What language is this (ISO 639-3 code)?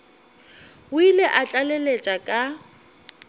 nso